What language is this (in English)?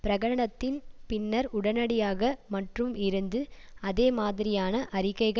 Tamil